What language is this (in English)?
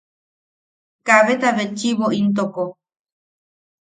Yaqui